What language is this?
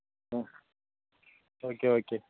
Tamil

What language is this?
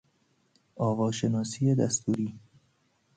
Persian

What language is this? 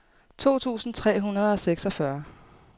Danish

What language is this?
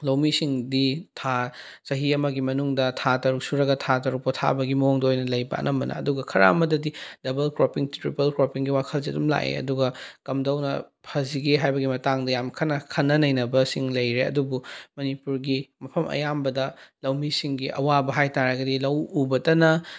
Manipuri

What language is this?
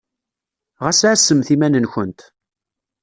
Kabyle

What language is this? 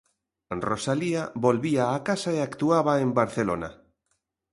Galician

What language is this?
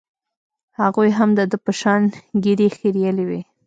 Pashto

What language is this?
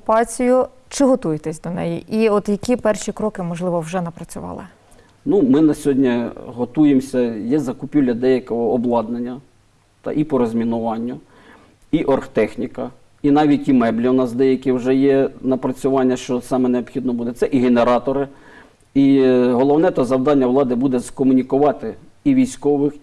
Ukrainian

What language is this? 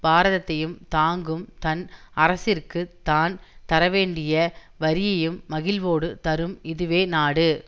Tamil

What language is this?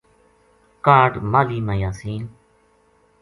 Gujari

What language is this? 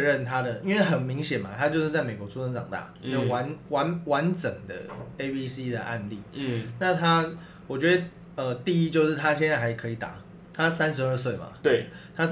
Chinese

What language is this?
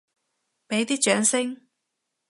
Cantonese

